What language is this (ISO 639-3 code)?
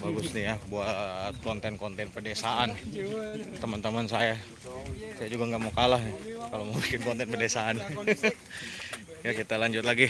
ind